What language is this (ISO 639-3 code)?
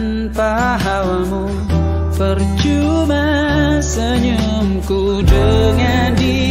ind